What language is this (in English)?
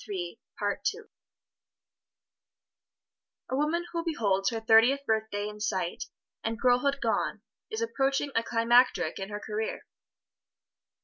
English